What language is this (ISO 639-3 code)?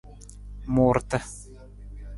nmz